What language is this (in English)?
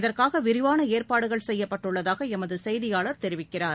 Tamil